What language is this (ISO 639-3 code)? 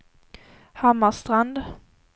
swe